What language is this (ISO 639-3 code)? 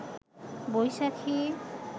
ben